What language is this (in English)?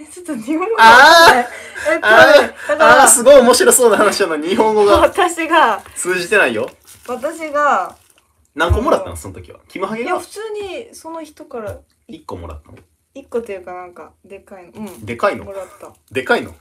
Japanese